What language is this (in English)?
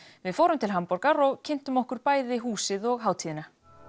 Icelandic